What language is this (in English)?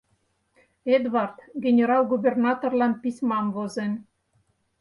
Mari